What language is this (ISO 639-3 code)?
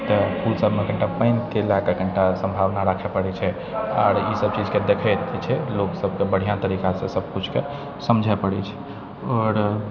mai